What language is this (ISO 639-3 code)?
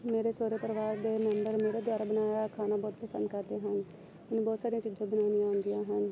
pan